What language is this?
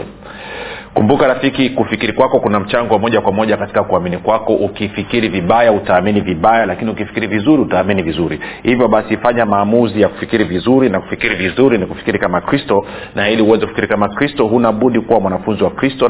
Swahili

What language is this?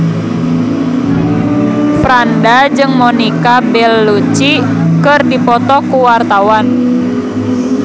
Sundanese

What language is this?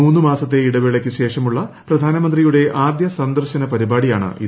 Malayalam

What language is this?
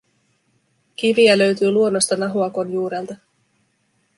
Finnish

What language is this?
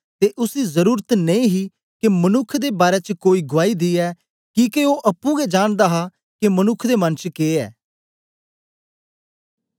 Dogri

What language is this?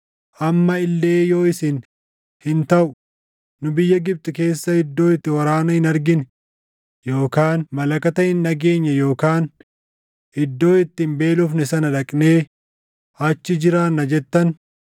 Oromo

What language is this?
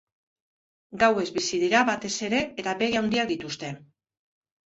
Basque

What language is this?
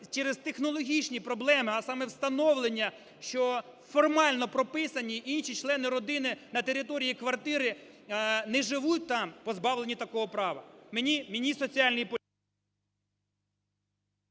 Ukrainian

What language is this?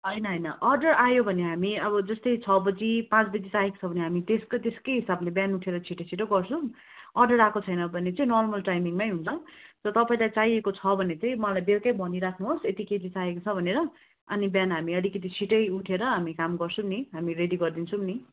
Nepali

